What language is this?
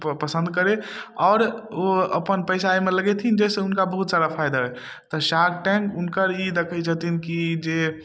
Maithili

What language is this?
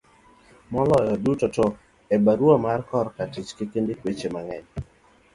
Luo (Kenya and Tanzania)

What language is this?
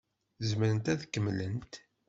Kabyle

